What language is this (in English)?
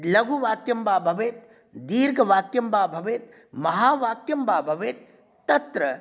Sanskrit